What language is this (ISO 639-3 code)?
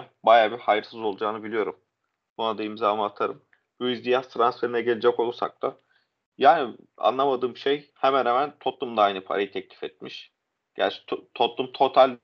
tur